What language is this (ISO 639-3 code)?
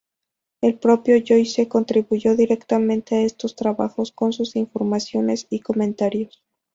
spa